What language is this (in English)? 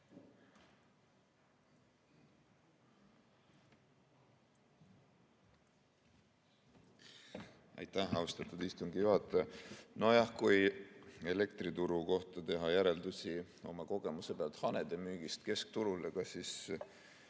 Estonian